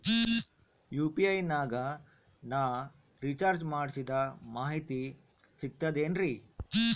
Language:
Kannada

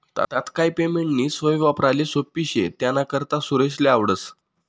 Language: Marathi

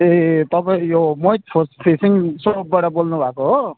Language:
Nepali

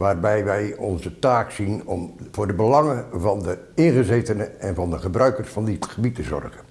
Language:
Dutch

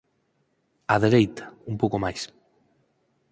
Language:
Galician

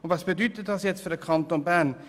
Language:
Swiss German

